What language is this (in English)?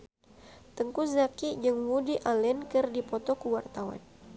Sundanese